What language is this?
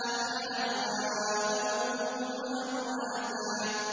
Arabic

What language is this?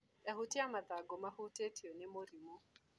Kikuyu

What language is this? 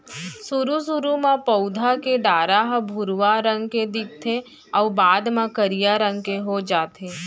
Chhattisgarhi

